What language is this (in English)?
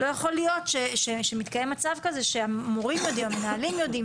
Hebrew